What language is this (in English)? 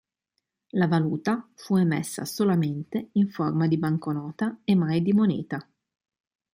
Italian